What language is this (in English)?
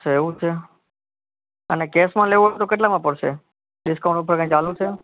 Gujarati